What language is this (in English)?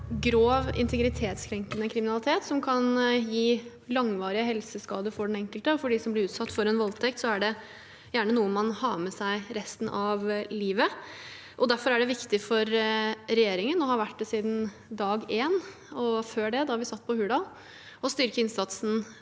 Norwegian